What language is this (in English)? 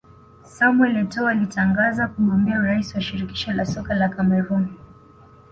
Swahili